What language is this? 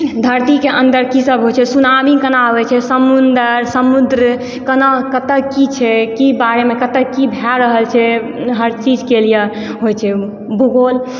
Maithili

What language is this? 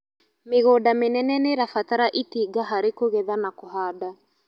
Kikuyu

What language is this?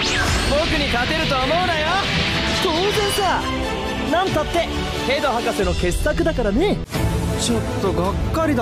Japanese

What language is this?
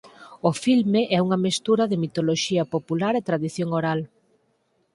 Galician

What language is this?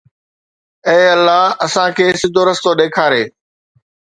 Sindhi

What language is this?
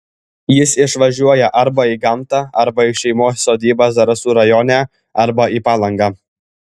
Lithuanian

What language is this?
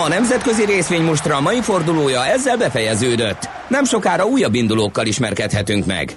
Hungarian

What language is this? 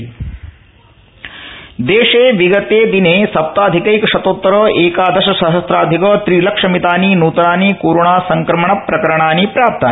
Sanskrit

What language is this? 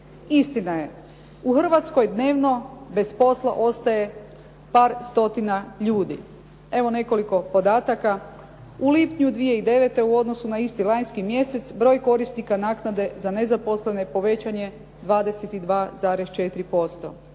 Croatian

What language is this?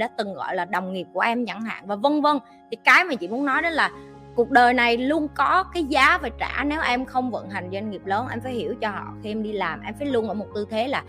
Vietnamese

